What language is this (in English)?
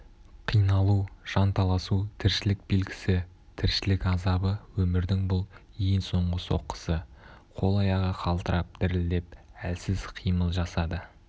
Kazakh